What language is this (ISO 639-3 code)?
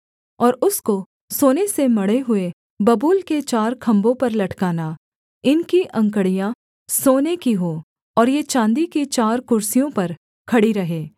hin